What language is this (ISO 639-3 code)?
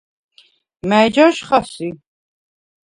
sva